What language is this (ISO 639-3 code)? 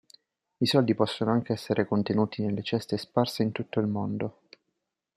ita